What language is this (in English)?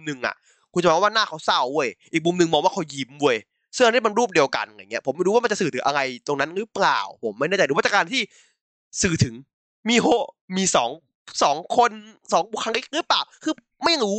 Thai